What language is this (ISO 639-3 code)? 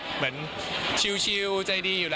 tha